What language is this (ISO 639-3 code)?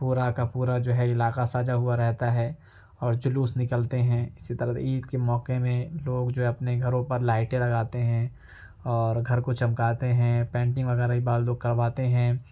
urd